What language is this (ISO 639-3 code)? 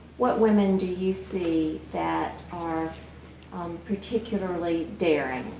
eng